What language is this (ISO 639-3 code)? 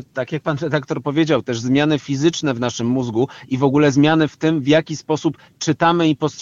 pol